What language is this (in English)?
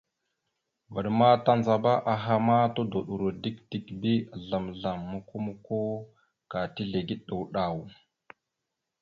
Mada (Cameroon)